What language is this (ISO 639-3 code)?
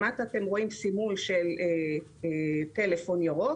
heb